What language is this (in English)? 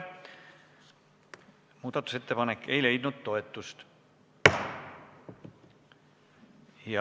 Estonian